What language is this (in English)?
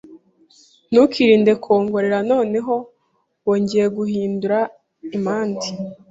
Kinyarwanda